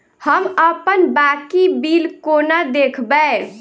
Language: Maithili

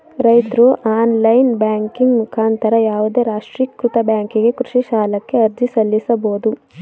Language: Kannada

